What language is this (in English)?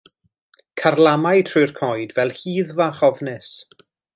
Welsh